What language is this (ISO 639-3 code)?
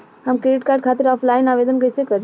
bho